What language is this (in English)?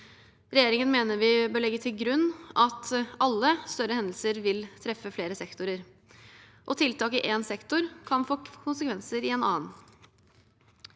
Norwegian